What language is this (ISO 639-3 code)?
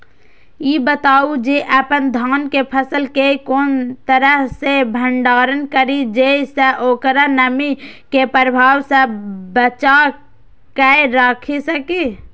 mai